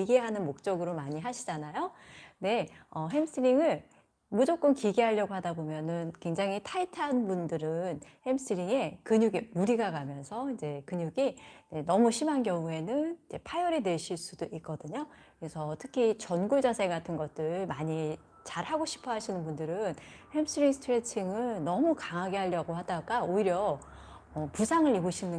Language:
Korean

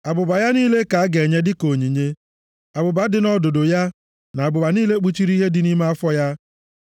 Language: Igbo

